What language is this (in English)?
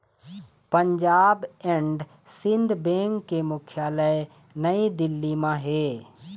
Chhattisgarhi